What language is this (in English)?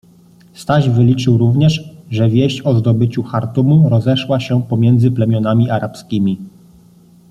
Polish